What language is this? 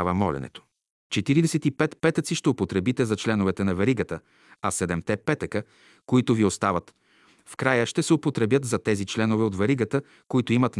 Bulgarian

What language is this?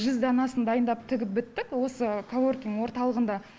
Kazakh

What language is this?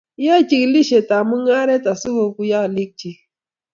Kalenjin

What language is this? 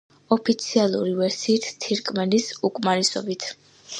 Georgian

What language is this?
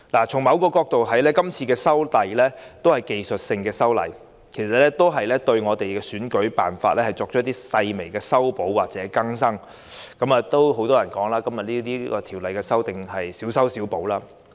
Cantonese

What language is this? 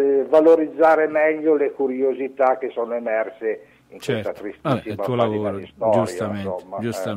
Italian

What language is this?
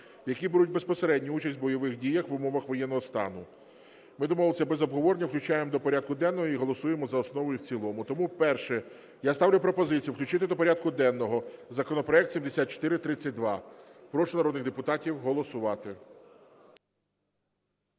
Ukrainian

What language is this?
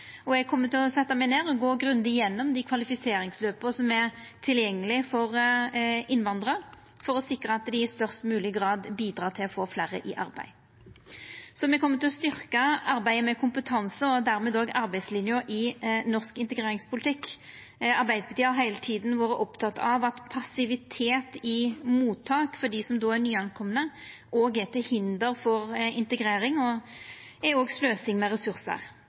Norwegian Nynorsk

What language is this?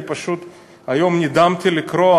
Hebrew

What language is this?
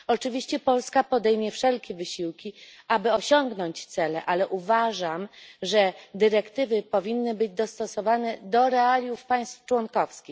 Polish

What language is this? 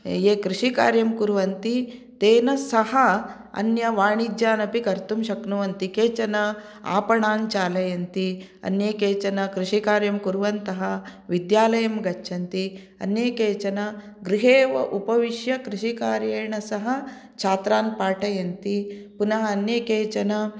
Sanskrit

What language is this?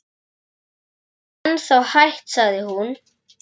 Icelandic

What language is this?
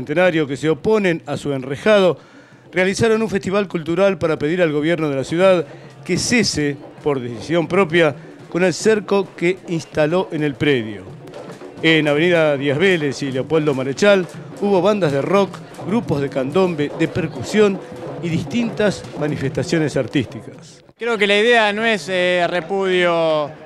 Spanish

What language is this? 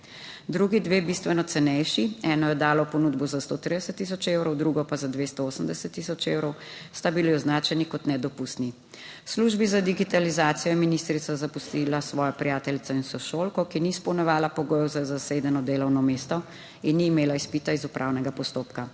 Slovenian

